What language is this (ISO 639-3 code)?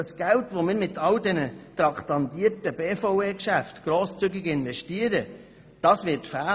gsw